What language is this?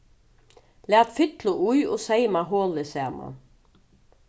Faroese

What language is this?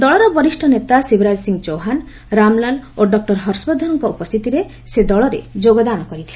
Odia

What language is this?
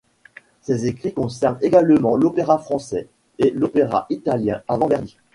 French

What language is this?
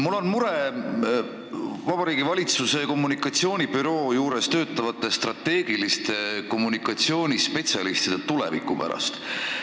Estonian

